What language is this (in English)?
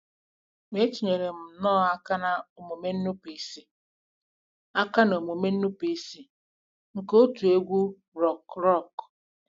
Igbo